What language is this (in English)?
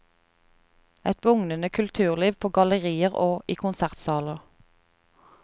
Norwegian